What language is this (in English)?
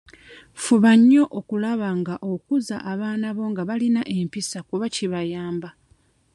Ganda